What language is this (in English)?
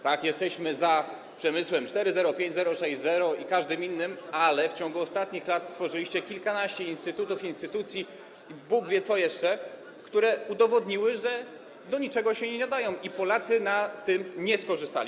Polish